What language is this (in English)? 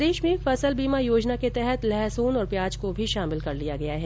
Hindi